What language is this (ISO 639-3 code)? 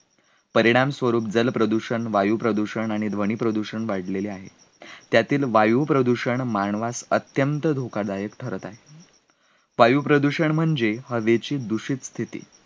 mar